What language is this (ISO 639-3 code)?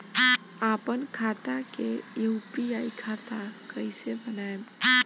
bho